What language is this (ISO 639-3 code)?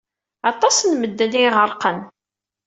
kab